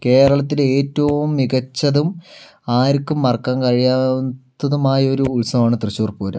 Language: Malayalam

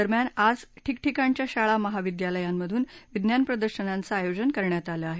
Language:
Marathi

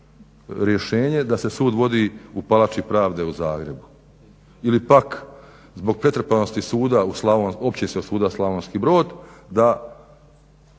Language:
Croatian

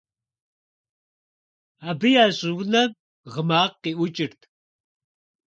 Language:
Kabardian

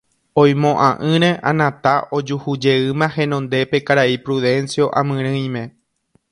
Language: Guarani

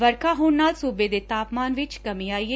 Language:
Punjabi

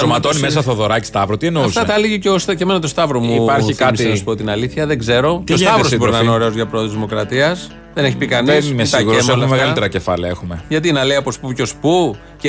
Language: Greek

